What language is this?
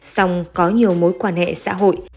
Vietnamese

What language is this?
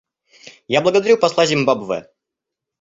Russian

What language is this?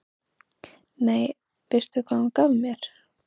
Icelandic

